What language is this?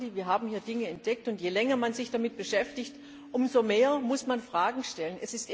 German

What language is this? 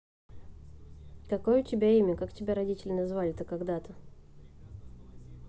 Russian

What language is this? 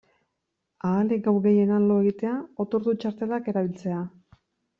Basque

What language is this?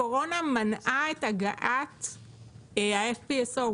Hebrew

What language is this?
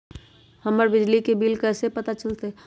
Magahi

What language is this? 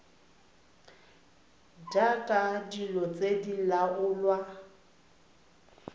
Tswana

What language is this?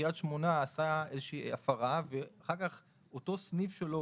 Hebrew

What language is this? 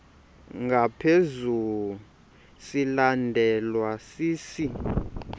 Xhosa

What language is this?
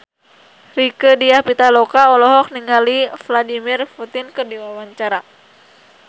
Sundanese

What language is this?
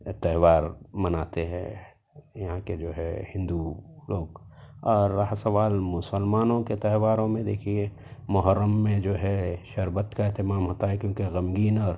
Urdu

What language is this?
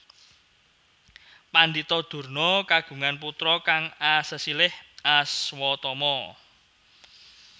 Javanese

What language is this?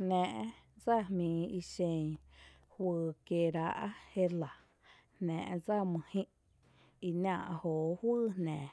Tepinapa Chinantec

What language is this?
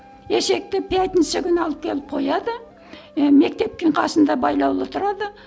Kazakh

